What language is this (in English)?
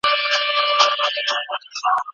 Pashto